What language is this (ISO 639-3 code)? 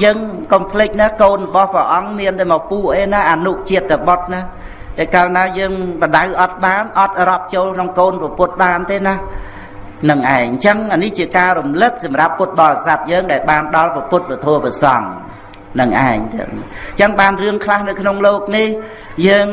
vie